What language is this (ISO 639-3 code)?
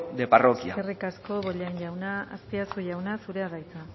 eus